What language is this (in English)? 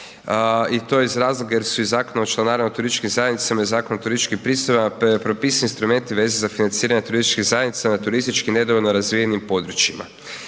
Croatian